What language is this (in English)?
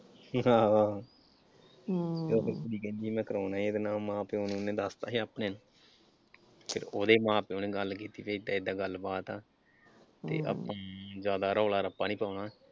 Punjabi